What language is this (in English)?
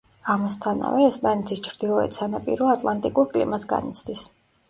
Georgian